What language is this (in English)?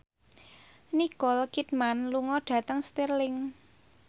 Javanese